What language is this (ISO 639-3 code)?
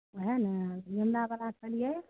mai